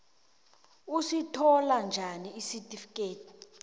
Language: South Ndebele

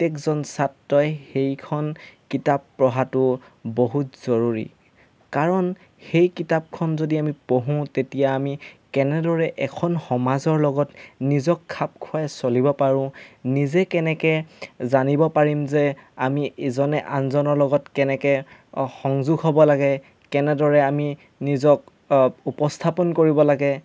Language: Assamese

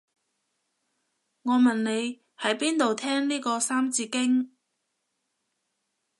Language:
Cantonese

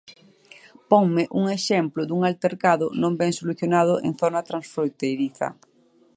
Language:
Galician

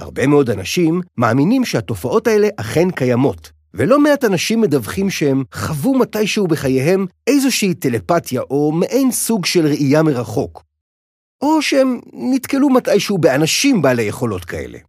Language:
Hebrew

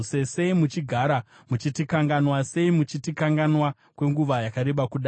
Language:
Shona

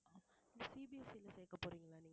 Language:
Tamil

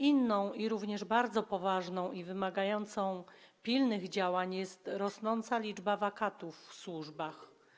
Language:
Polish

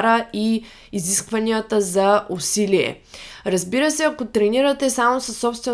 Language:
Bulgarian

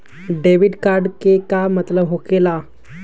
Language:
Magahi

